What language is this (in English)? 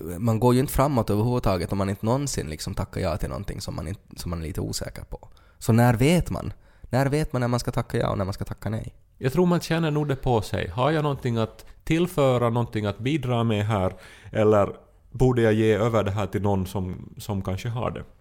Swedish